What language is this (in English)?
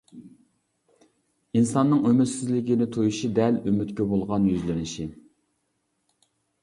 Uyghur